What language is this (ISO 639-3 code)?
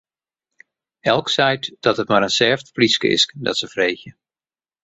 fry